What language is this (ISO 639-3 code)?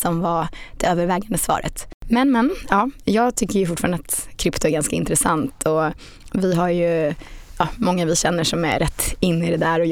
swe